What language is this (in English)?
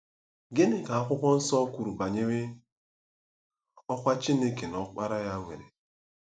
Igbo